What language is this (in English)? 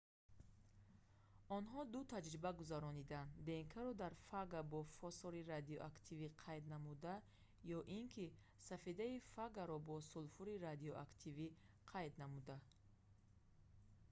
Tajik